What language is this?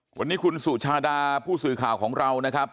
Thai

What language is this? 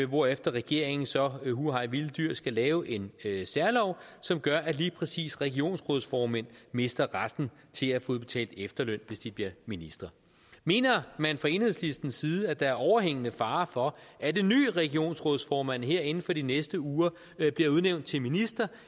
Danish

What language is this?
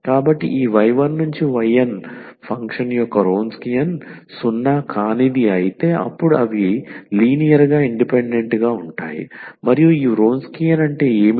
Telugu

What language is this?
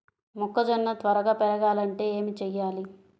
Telugu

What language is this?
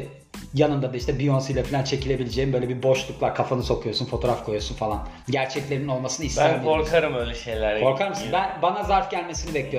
Turkish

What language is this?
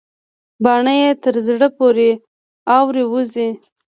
Pashto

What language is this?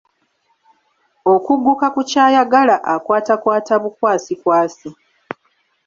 Ganda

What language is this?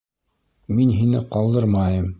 Bashkir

